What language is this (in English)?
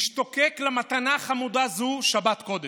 Hebrew